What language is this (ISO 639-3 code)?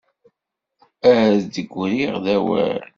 kab